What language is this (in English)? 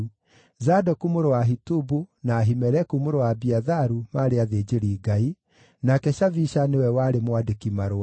Kikuyu